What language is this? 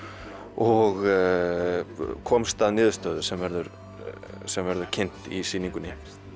Icelandic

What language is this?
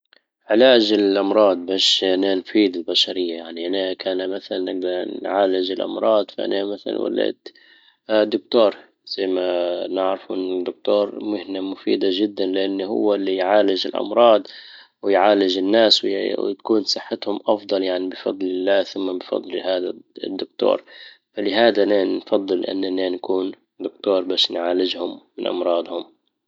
Libyan Arabic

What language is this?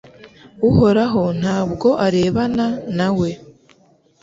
Kinyarwanda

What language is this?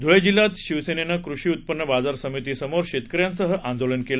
Marathi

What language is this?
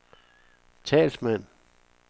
Danish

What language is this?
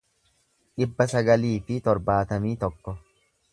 Oromo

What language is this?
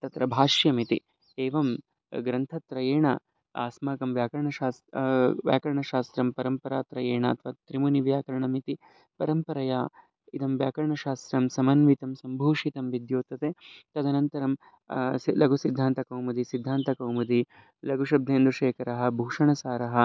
Sanskrit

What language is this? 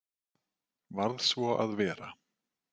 Icelandic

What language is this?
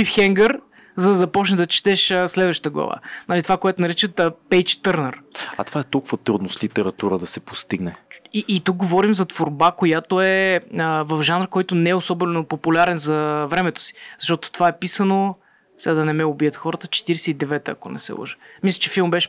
Bulgarian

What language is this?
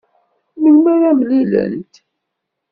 Kabyle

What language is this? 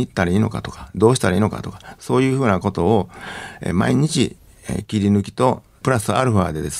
Japanese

